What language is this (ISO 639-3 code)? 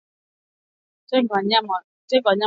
swa